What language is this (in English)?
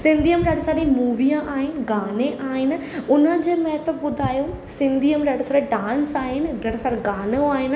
Sindhi